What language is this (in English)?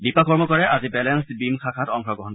Assamese